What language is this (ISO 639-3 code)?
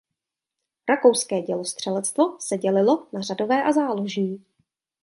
ces